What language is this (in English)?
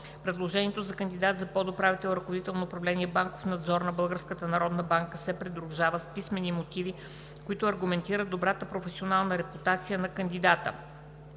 Bulgarian